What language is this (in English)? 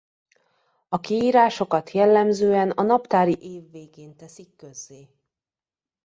Hungarian